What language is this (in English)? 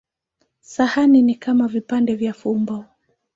Swahili